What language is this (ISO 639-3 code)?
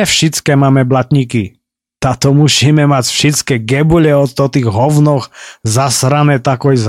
slk